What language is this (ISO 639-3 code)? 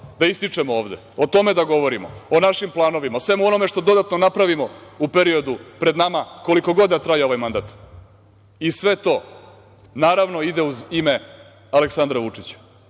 srp